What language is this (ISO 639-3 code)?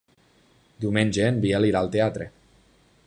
cat